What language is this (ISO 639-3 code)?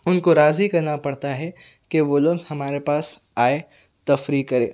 urd